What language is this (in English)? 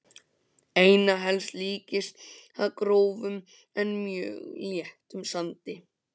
Icelandic